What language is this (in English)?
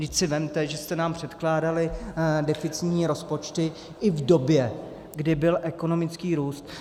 Czech